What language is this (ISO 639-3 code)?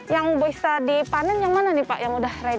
ind